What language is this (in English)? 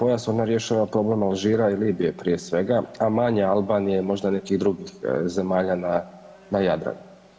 Croatian